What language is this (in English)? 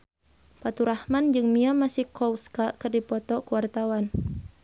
Sundanese